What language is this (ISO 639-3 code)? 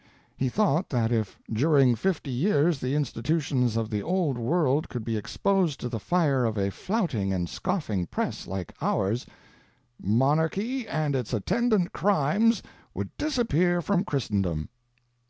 eng